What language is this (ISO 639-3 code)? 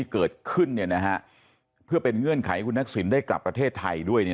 tha